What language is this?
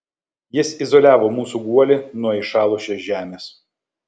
Lithuanian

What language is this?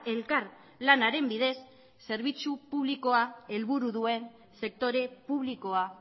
Basque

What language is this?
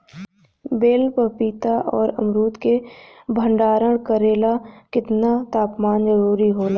Bhojpuri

